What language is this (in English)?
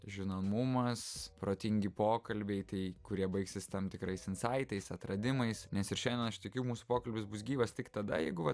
Lithuanian